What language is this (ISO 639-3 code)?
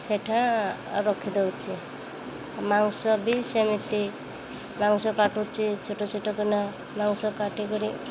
ori